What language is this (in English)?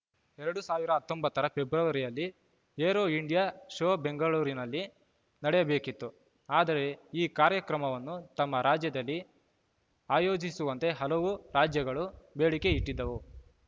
Kannada